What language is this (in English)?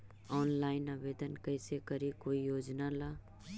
Magahi